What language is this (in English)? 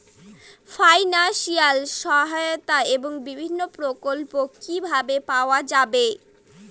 Bangla